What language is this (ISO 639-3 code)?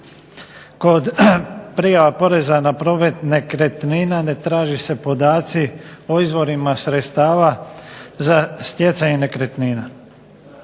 hrv